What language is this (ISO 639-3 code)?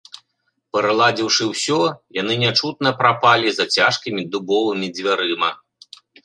bel